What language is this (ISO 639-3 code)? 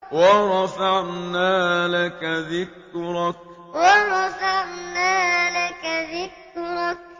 ara